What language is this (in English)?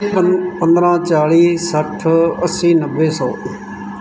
Punjabi